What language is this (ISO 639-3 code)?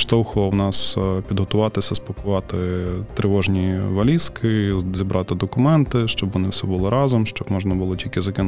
ukr